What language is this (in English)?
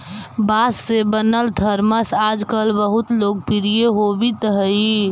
Magahi